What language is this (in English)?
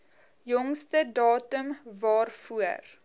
Afrikaans